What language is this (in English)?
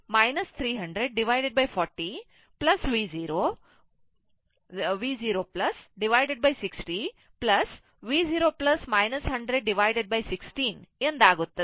Kannada